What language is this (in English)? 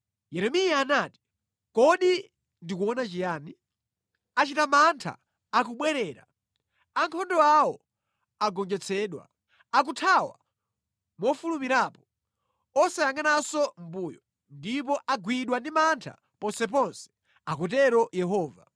Nyanja